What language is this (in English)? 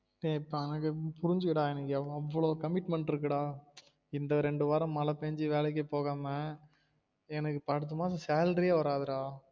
Tamil